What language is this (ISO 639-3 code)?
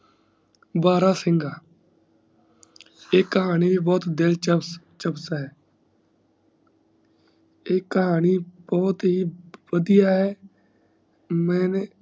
pan